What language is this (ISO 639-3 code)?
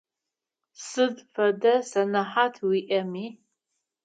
ady